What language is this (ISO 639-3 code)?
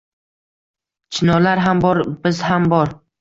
uzb